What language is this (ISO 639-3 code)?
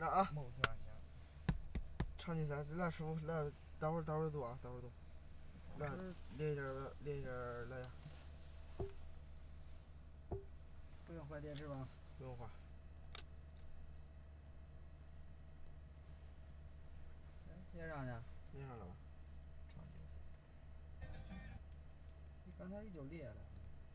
zho